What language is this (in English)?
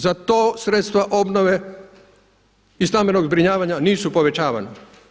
Croatian